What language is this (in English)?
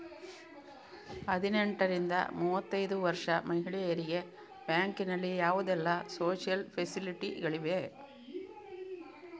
Kannada